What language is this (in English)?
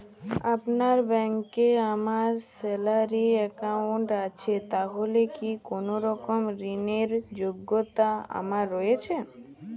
Bangla